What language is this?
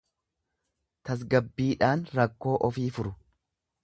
Oromo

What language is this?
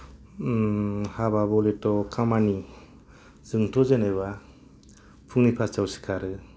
Bodo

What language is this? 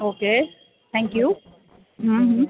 Gujarati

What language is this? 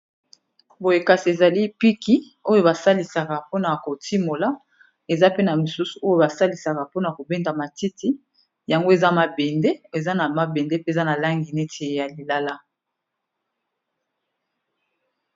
Lingala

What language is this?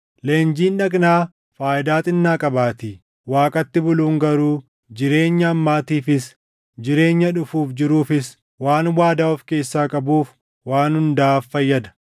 Oromo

